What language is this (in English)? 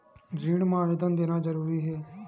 Chhattisgarhi